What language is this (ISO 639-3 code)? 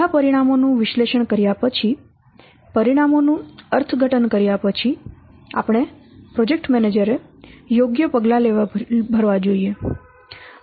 guj